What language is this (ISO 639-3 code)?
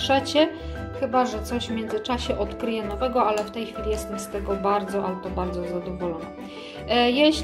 pol